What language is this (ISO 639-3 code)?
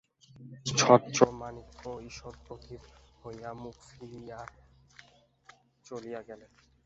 ben